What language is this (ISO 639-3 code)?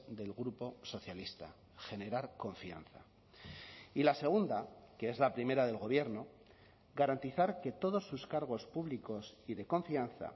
spa